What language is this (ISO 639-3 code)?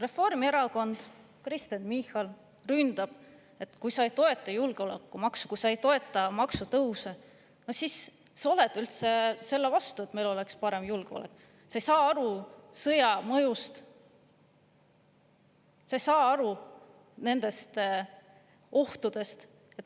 est